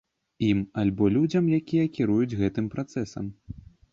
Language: Belarusian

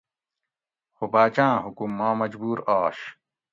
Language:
Gawri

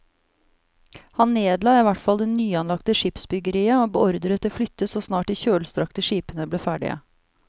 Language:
Norwegian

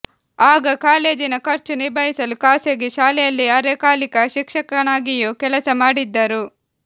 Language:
Kannada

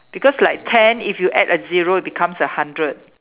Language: English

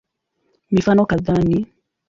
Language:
Swahili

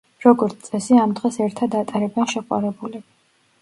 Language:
Georgian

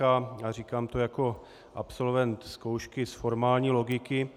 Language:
Czech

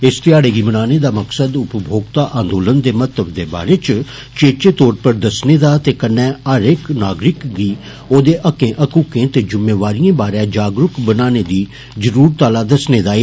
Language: Dogri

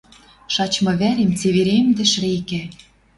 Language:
Western Mari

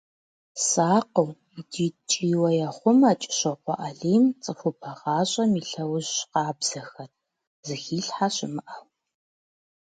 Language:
Kabardian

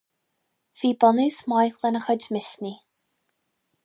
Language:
Irish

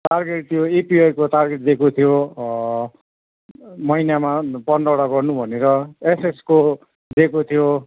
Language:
Nepali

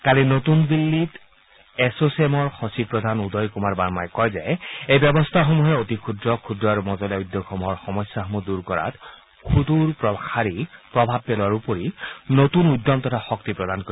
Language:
Assamese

